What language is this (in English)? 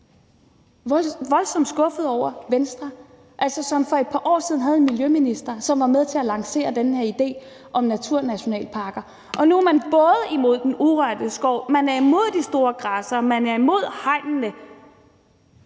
Danish